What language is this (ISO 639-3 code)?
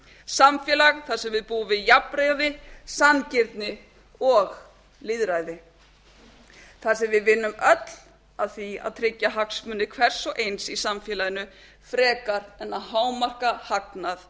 isl